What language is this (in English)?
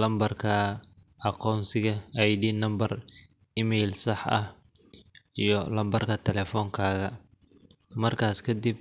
Somali